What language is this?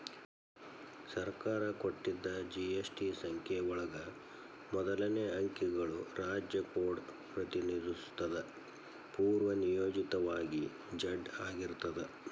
Kannada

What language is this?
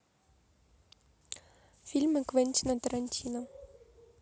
Russian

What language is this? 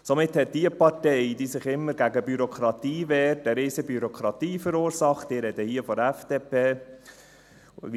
Swiss German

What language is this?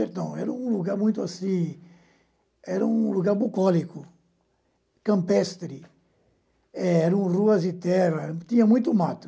Portuguese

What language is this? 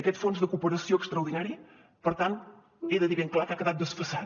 Catalan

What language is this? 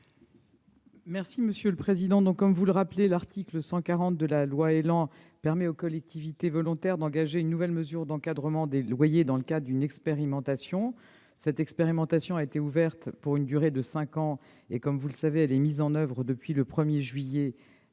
French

